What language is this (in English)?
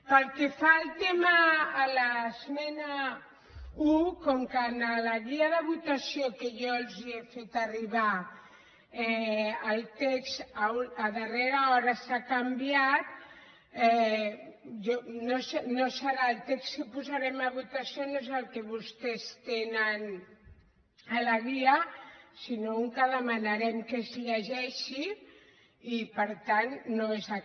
Catalan